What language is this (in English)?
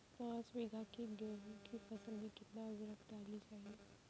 Hindi